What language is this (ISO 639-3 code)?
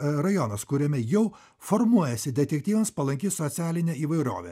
lit